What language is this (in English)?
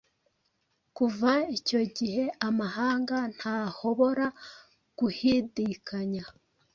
Kinyarwanda